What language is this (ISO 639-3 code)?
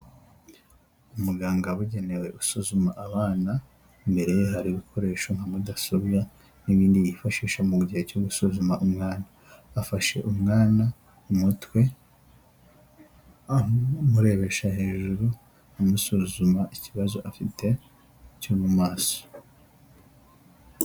kin